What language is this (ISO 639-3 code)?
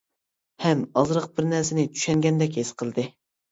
uig